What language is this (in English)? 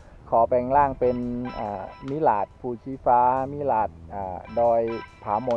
Thai